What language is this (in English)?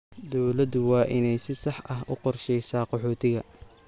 Somali